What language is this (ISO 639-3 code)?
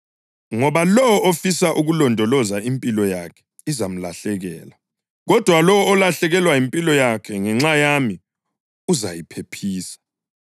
nde